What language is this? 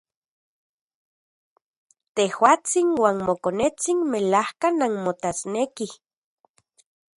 Central Puebla Nahuatl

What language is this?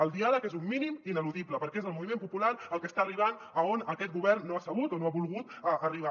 Catalan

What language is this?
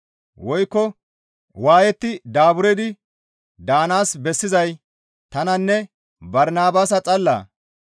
Gamo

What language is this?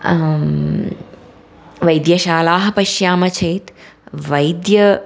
Sanskrit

